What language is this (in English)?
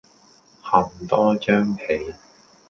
Cantonese